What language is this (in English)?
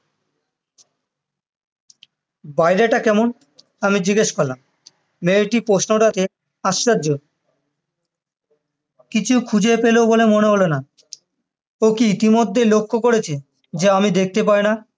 Bangla